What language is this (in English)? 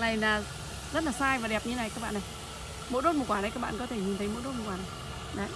Vietnamese